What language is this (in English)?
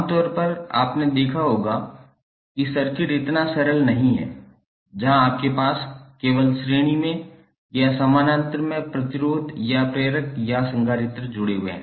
Hindi